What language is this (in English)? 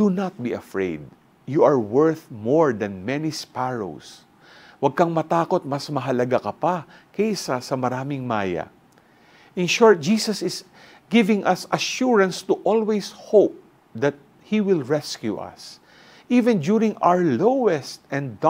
Filipino